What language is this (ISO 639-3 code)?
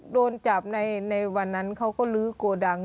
tha